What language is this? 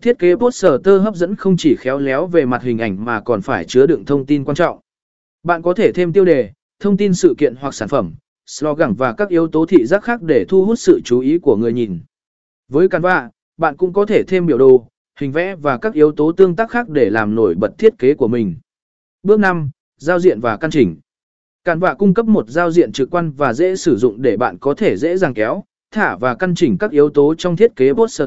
Vietnamese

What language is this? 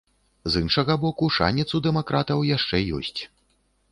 Belarusian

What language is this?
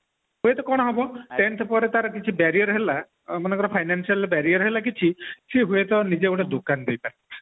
Odia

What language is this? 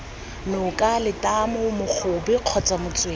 Tswana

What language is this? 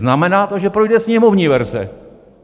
Czech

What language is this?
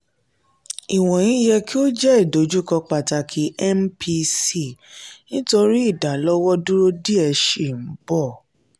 Yoruba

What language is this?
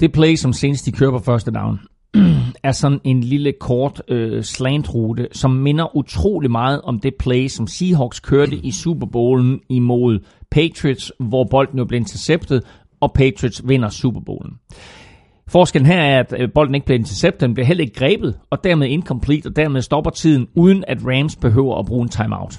Danish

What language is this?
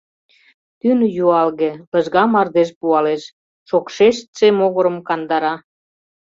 Mari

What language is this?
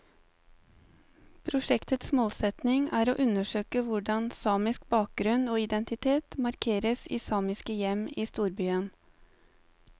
Norwegian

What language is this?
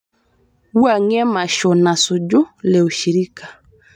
Masai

